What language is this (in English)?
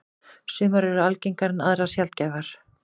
Icelandic